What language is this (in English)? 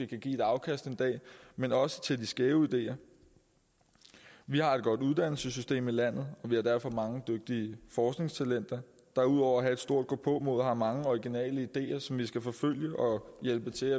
Danish